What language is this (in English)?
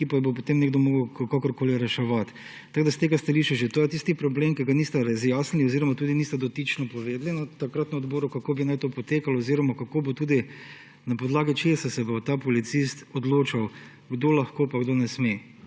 Slovenian